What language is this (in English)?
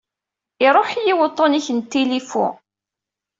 Kabyle